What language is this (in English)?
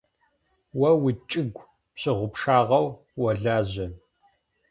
Adyghe